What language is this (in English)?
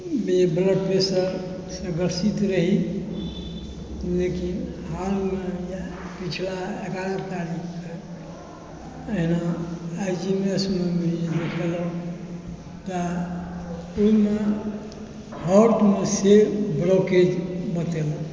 Maithili